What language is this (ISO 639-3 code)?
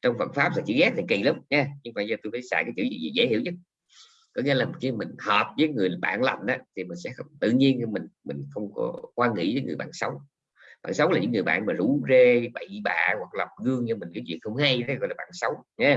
vie